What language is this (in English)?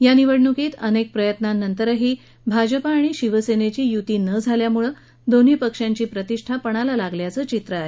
Marathi